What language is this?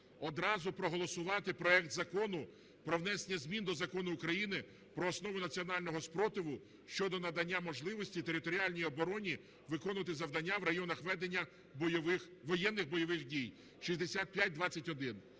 Ukrainian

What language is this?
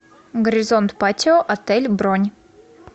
Russian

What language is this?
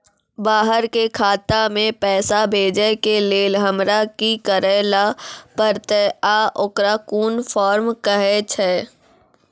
Maithili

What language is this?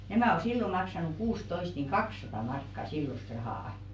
Finnish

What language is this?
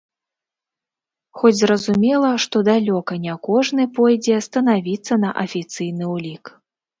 Belarusian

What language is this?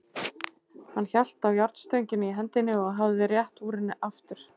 Icelandic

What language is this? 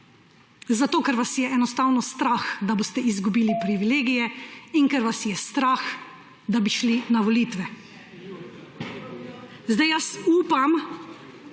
Slovenian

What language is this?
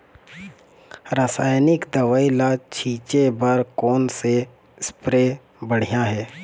Chhattisgarhi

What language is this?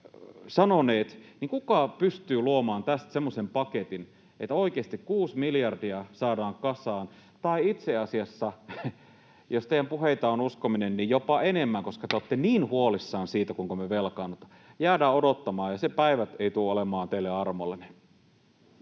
Finnish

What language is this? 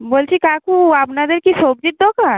Bangla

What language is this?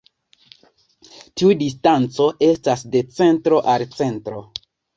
Esperanto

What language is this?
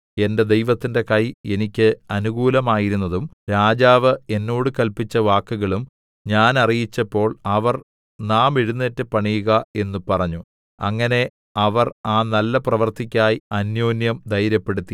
Malayalam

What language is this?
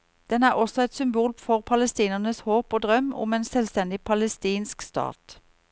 Norwegian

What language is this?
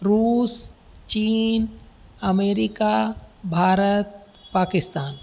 Sindhi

